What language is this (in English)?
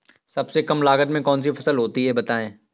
Hindi